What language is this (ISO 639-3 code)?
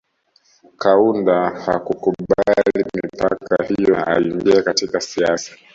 swa